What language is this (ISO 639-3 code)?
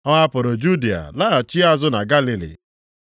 ibo